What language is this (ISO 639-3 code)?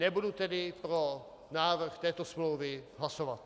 ces